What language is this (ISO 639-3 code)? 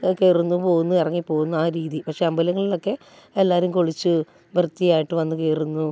mal